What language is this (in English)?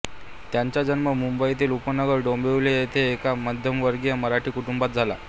Marathi